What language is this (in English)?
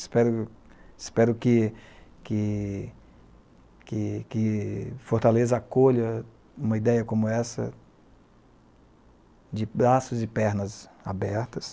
Portuguese